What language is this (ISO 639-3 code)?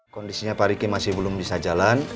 ind